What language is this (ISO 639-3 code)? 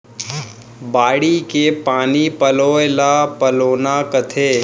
hne